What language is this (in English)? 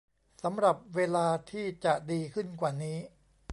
Thai